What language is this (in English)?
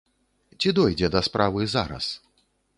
Belarusian